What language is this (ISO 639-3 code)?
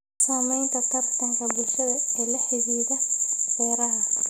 som